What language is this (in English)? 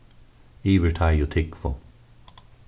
Faroese